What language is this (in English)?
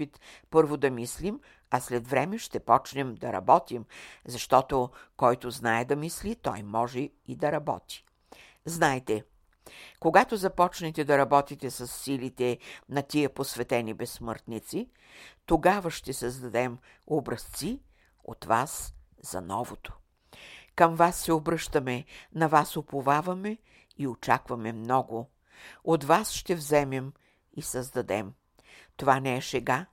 Bulgarian